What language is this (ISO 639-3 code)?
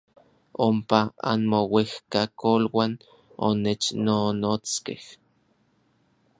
nlv